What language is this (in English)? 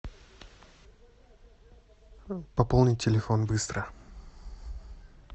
Russian